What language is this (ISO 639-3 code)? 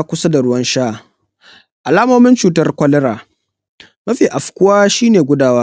hau